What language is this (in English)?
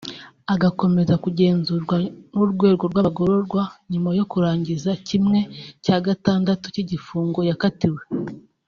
Kinyarwanda